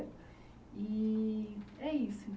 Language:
Portuguese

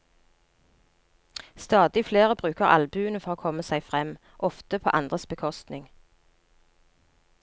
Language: Norwegian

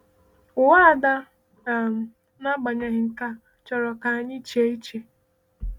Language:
Igbo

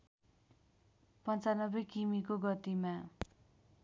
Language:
Nepali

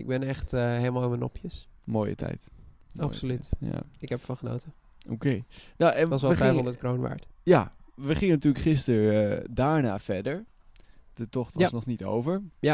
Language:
Dutch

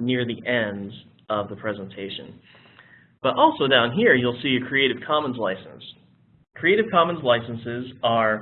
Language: English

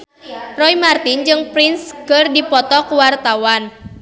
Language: Sundanese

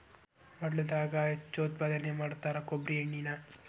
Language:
Kannada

